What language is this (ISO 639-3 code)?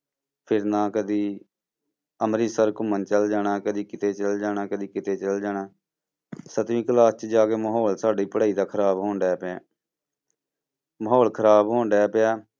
pan